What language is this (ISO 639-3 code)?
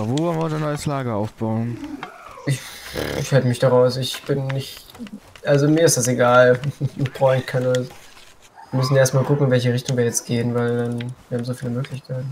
deu